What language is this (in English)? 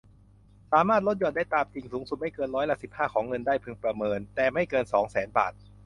Thai